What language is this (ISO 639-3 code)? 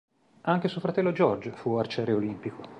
ita